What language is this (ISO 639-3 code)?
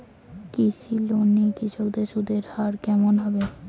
ben